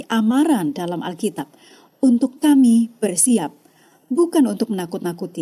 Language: Indonesian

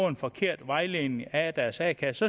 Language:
Danish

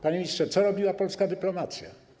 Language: Polish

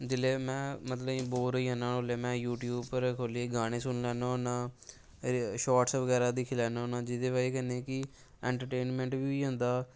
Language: Dogri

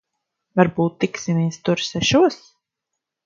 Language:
Latvian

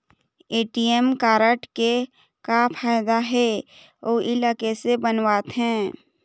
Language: Chhattisgarhi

